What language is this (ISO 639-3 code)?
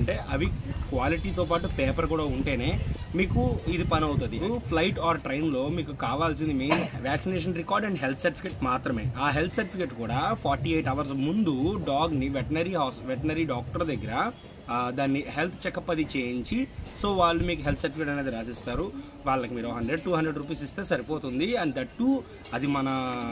tel